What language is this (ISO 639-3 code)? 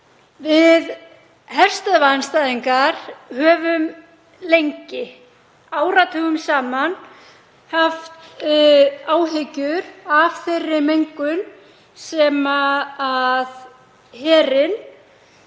isl